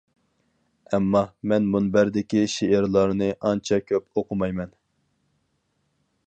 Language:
Uyghur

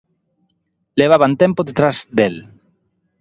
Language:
Galician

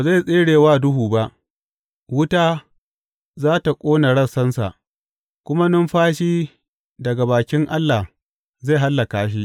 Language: Hausa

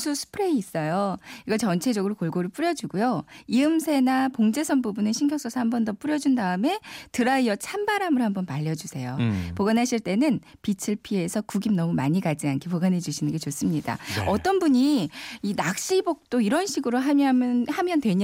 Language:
Korean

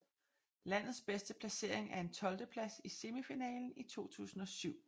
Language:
Danish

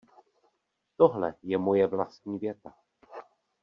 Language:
Czech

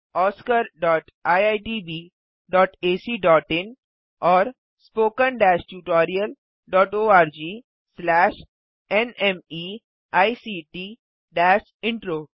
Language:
Hindi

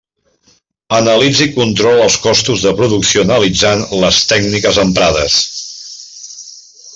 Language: Catalan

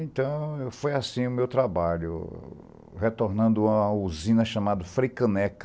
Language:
Portuguese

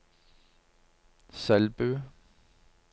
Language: Norwegian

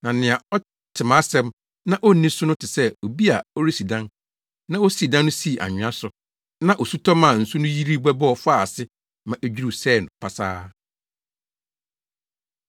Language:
Akan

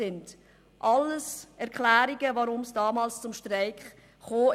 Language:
Swiss German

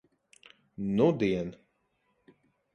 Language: Latvian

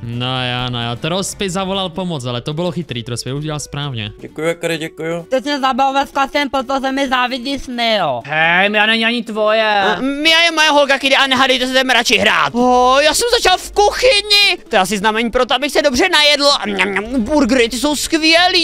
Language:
Czech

